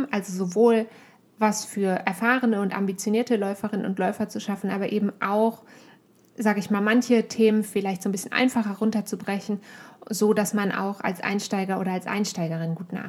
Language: German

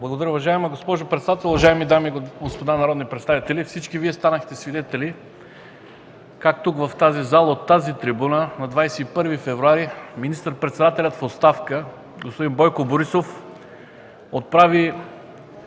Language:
Bulgarian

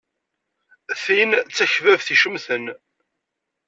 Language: Kabyle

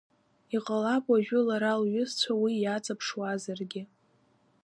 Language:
Abkhazian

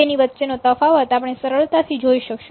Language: Gujarati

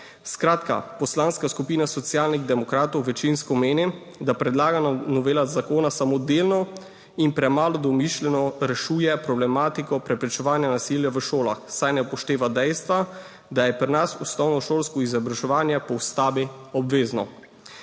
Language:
Slovenian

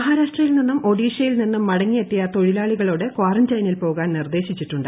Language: Malayalam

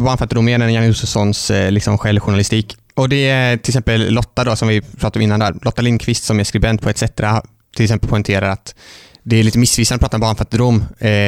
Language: Swedish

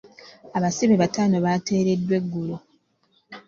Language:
Ganda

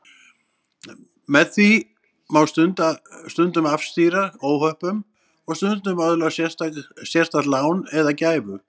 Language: Icelandic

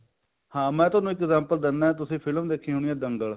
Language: Punjabi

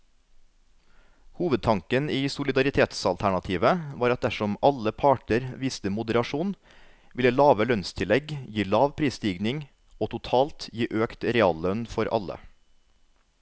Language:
Norwegian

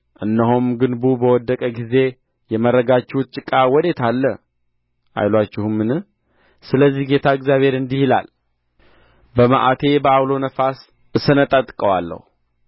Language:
Amharic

